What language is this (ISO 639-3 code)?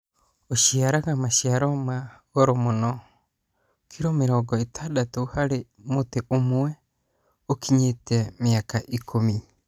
kik